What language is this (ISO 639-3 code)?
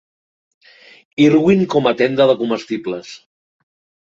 cat